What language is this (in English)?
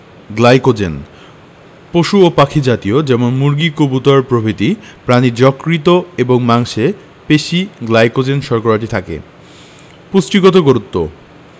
Bangla